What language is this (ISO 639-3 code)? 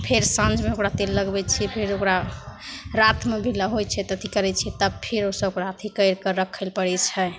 mai